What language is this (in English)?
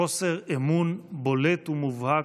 Hebrew